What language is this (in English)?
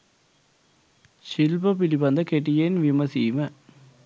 Sinhala